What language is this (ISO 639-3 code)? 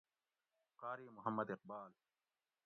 gwc